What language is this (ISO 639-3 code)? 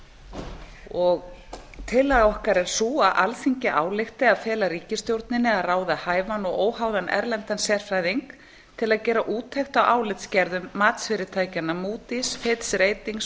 isl